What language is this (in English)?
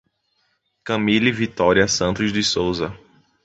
Portuguese